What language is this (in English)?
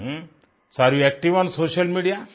Hindi